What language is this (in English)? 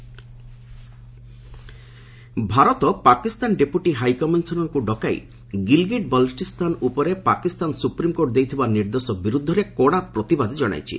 Odia